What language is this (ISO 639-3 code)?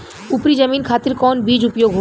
bho